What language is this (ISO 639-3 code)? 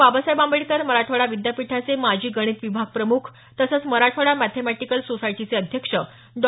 mar